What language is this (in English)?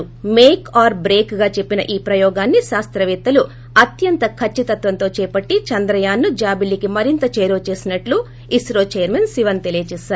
Telugu